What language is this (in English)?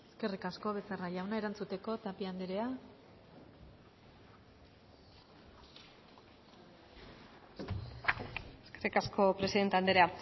Basque